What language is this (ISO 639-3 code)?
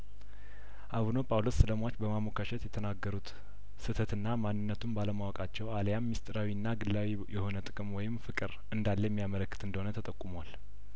amh